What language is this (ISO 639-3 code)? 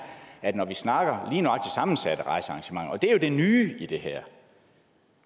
dan